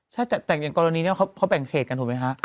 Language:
Thai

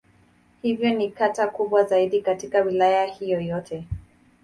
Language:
Swahili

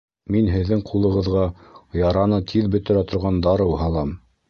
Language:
Bashkir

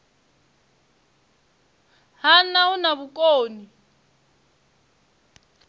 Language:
Venda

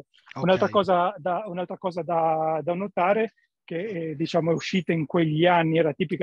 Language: Italian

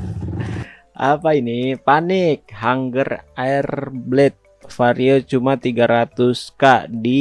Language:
Indonesian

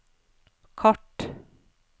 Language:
Norwegian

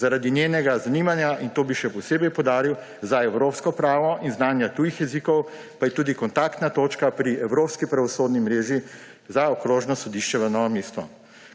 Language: Slovenian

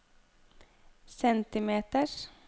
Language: Norwegian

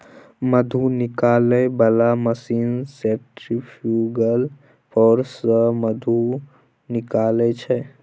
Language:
Maithili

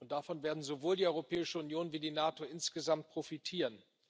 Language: German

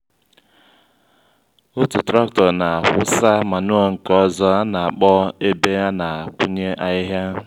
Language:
Igbo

